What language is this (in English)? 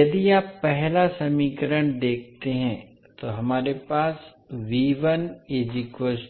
Hindi